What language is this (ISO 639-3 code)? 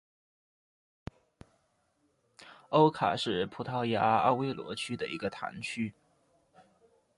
zho